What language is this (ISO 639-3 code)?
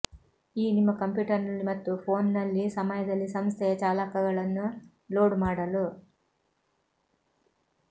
kan